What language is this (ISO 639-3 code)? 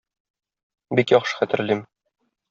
tat